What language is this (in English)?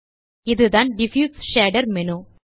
Tamil